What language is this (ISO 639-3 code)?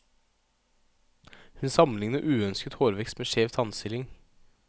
nor